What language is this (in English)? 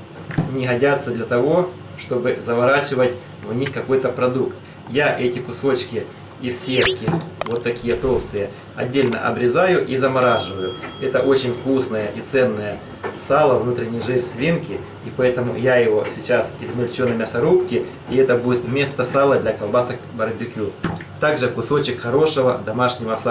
Russian